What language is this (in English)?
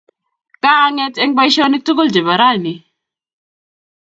Kalenjin